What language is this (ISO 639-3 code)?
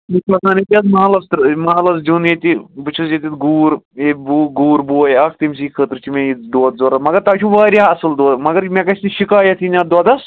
kas